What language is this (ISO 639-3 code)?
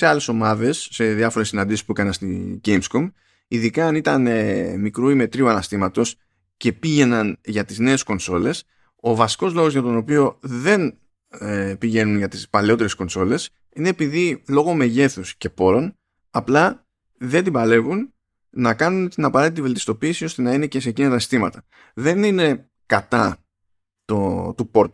ell